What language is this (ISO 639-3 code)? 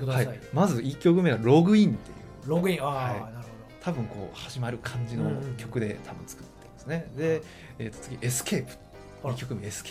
jpn